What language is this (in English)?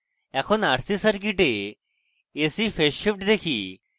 Bangla